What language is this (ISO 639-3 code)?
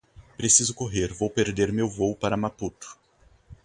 por